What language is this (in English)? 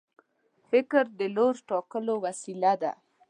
Pashto